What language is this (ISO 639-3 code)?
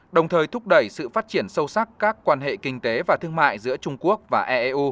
vie